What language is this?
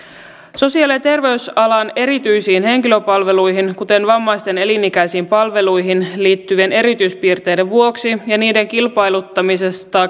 Finnish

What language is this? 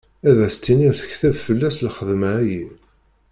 Kabyle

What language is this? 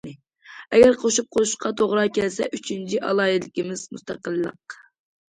Uyghur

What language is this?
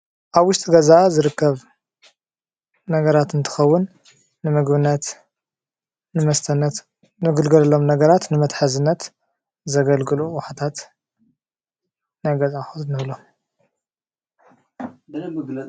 Tigrinya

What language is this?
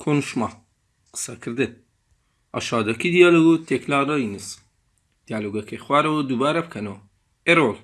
Turkish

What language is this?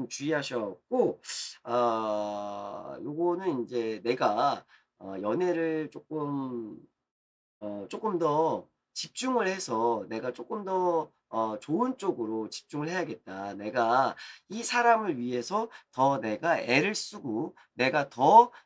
Korean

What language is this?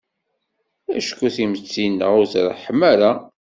Kabyle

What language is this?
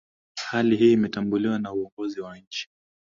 Swahili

